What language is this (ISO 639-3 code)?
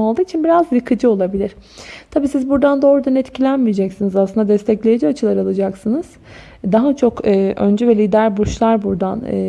tur